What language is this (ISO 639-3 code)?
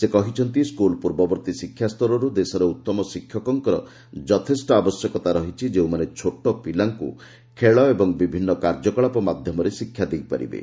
ori